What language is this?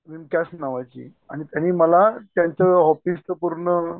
Marathi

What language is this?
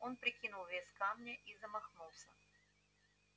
Russian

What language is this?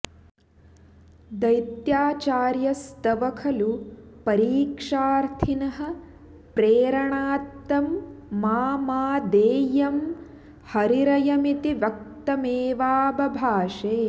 Sanskrit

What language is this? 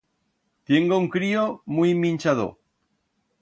Aragonese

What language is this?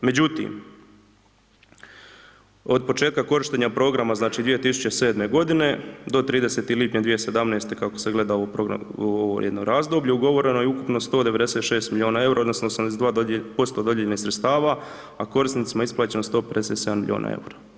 Croatian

